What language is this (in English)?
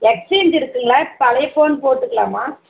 Tamil